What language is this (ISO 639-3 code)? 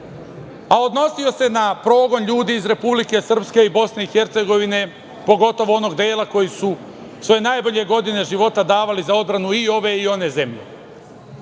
srp